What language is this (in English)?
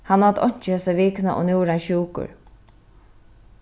Faroese